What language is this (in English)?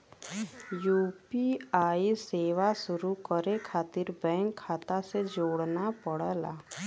Bhojpuri